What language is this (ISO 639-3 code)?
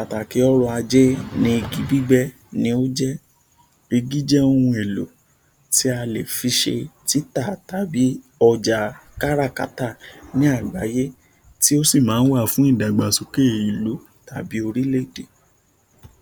yor